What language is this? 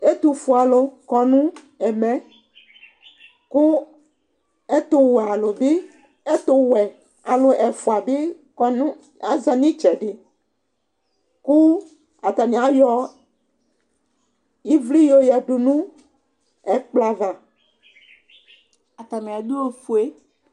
Ikposo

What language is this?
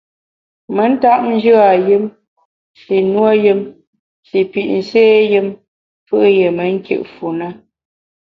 Bamun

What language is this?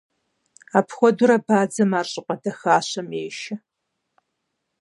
Kabardian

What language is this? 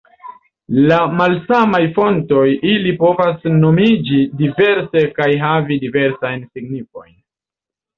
Esperanto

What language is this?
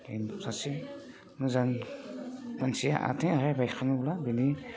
Bodo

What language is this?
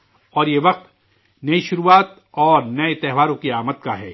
Urdu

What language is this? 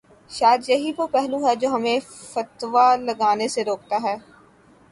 Urdu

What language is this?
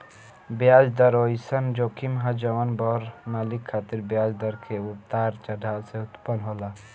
Bhojpuri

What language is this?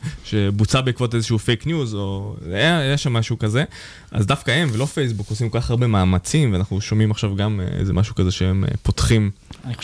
Hebrew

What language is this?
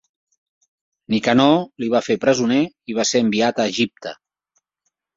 Catalan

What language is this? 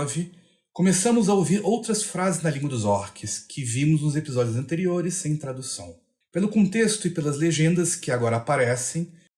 Portuguese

